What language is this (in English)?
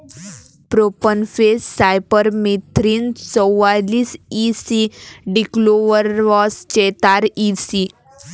Marathi